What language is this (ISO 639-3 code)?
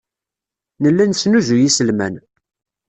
kab